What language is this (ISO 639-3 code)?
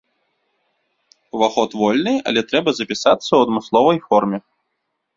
bel